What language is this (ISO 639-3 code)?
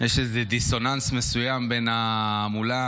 heb